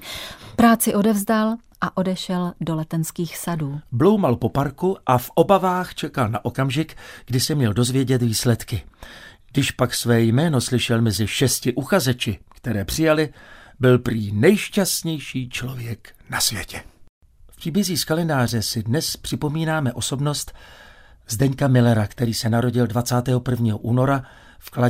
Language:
Czech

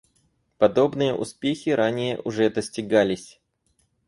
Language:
Russian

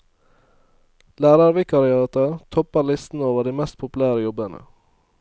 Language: Norwegian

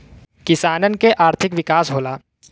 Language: Bhojpuri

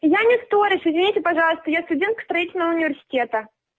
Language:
Russian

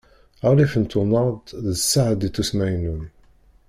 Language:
Kabyle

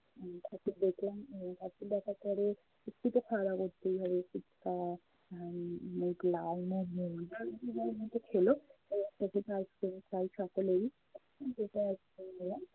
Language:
Bangla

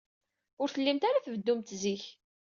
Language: Kabyle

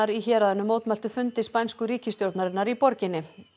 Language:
Icelandic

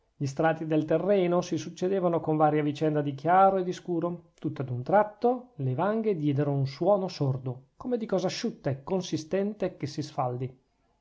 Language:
Italian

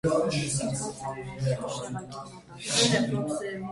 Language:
Armenian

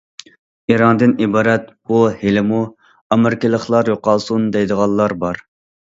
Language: Uyghur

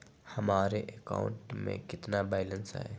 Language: Magahi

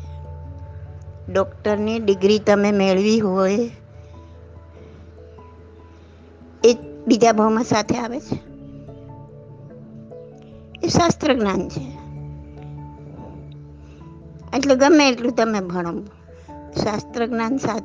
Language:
Gujarati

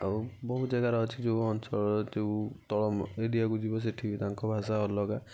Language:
Odia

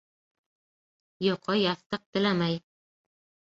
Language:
Bashkir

